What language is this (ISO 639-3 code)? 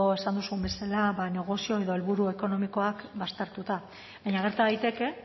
eus